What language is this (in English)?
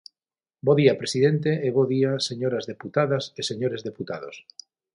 Galician